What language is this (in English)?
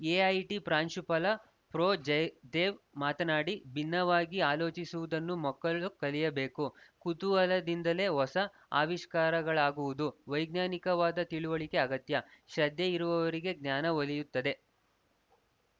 Kannada